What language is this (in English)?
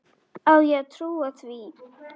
Icelandic